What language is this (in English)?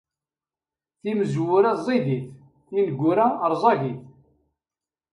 Kabyle